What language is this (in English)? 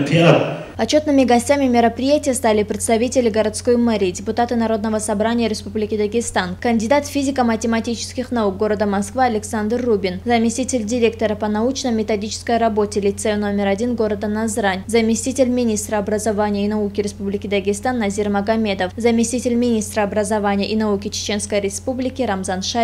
Russian